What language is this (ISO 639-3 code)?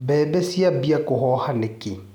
kik